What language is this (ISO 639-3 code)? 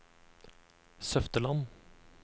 nor